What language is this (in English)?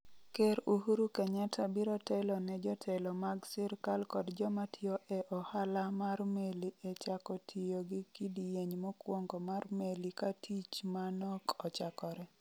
Luo (Kenya and Tanzania)